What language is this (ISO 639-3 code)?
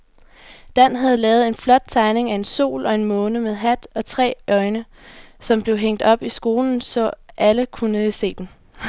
dan